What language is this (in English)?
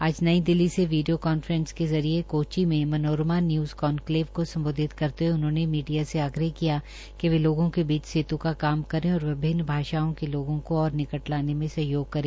Hindi